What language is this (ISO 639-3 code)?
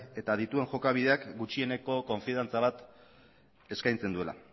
eus